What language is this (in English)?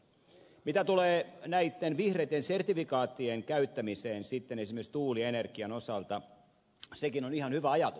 Finnish